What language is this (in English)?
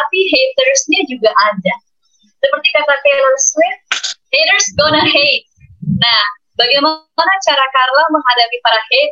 Indonesian